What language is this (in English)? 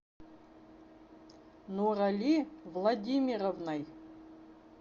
Russian